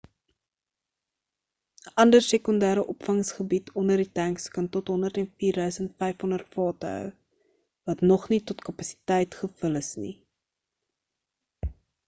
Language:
Afrikaans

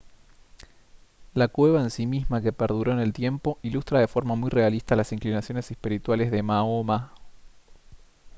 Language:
Spanish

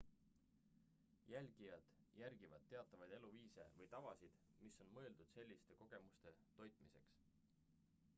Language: Estonian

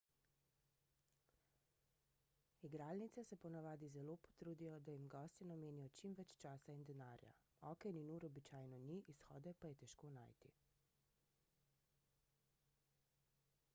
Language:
Slovenian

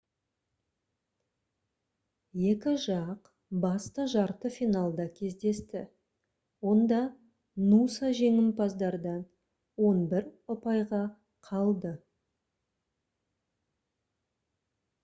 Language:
Kazakh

